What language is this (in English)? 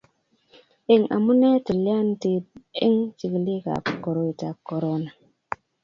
Kalenjin